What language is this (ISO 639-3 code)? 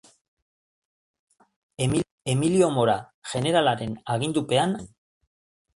eus